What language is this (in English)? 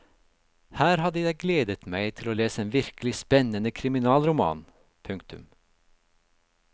Norwegian